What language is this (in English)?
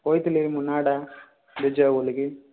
Odia